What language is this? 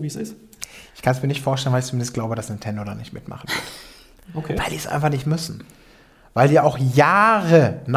German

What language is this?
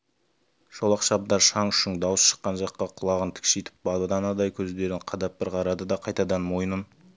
Kazakh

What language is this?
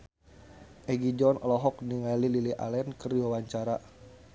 Sundanese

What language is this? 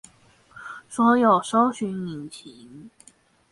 Chinese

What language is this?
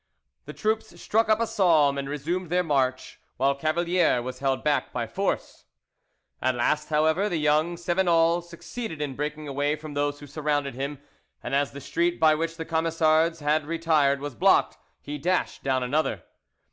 English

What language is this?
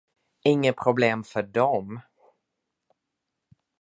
Swedish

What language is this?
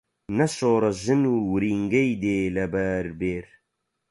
Central Kurdish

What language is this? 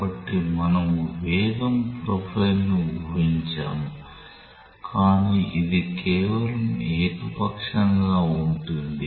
Telugu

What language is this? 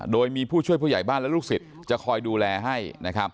Thai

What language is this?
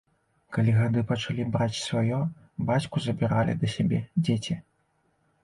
Belarusian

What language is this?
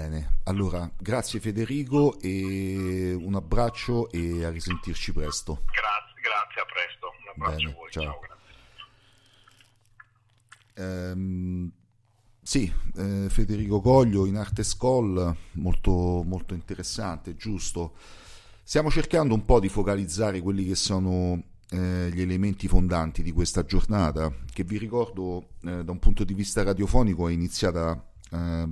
Italian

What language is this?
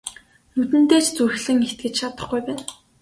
Mongolian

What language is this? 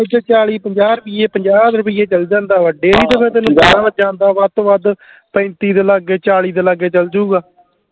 Punjabi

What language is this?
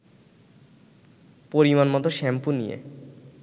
Bangla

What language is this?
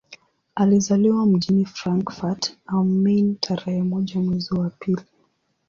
Swahili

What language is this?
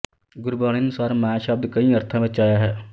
Punjabi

